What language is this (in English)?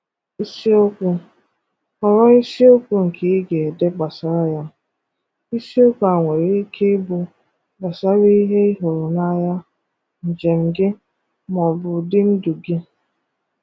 Igbo